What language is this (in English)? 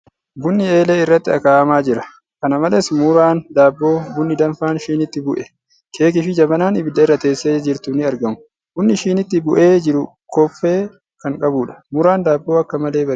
Oromo